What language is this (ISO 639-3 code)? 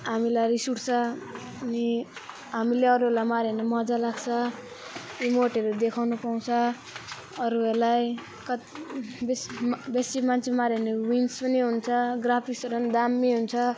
nep